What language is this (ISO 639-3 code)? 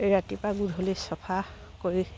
asm